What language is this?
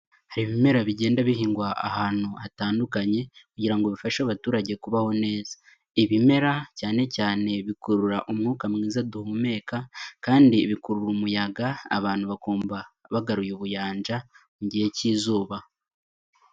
Kinyarwanda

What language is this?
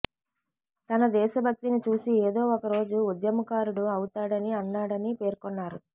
Telugu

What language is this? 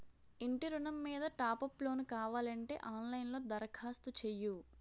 Telugu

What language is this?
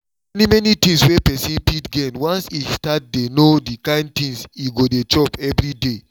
Nigerian Pidgin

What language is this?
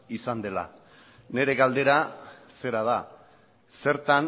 Basque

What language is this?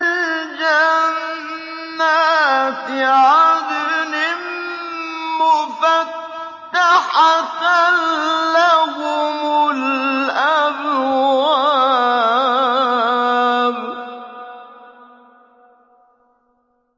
Arabic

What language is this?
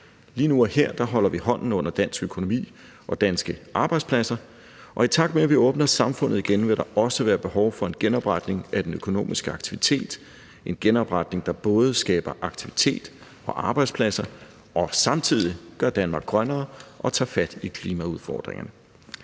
Danish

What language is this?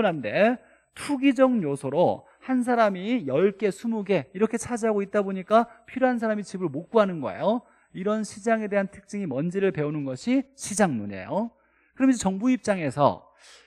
Korean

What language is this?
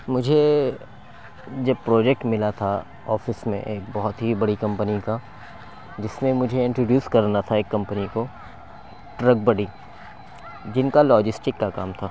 Urdu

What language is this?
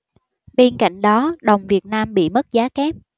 Vietnamese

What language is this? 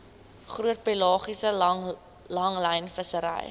Afrikaans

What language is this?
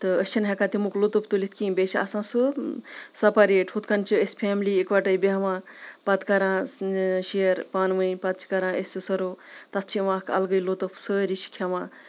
Kashmiri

